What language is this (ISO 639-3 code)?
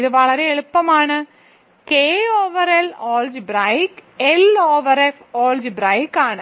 mal